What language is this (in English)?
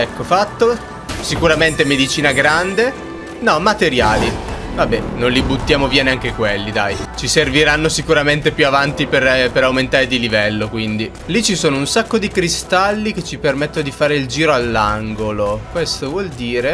Italian